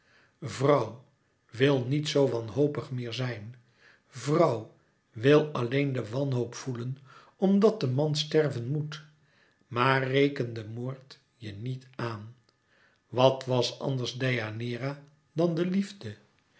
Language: Dutch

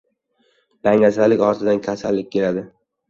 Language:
Uzbek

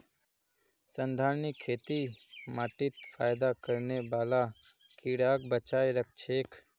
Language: Magahi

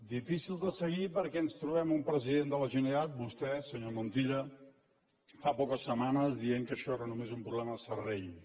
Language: Catalan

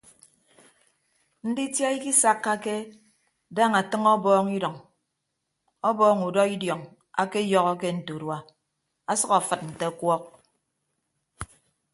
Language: Ibibio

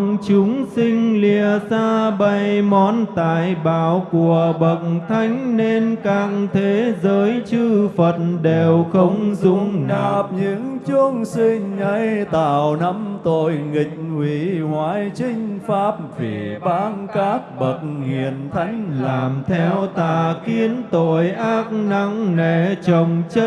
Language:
Vietnamese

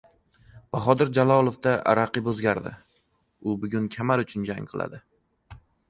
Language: Uzbek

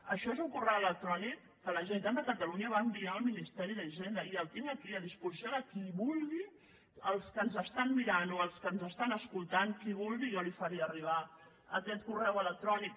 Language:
Catalan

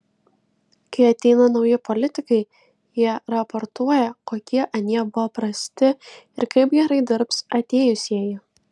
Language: Lithuanian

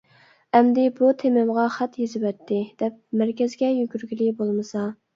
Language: Uyghur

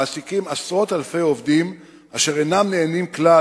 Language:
Hebrew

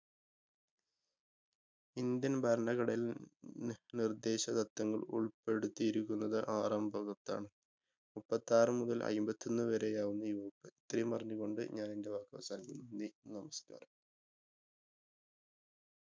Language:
Malayalam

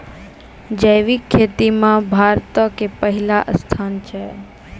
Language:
Maithili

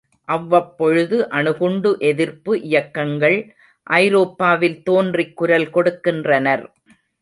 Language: Tamil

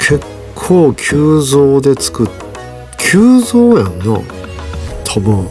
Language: Japanese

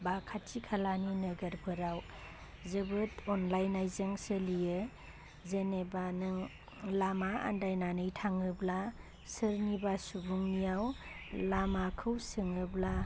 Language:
Bodo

